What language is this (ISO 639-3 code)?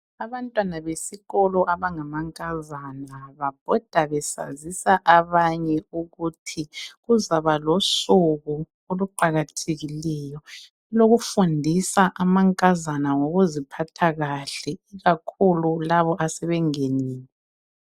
nde